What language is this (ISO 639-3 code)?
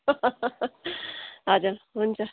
nep